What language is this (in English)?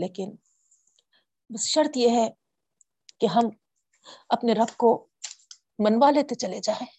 Urdu